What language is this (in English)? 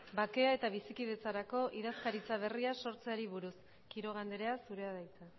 Basque